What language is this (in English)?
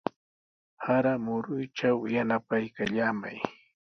Sihuas Ancash Quechua